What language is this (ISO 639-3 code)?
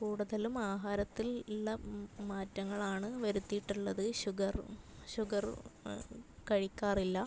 mal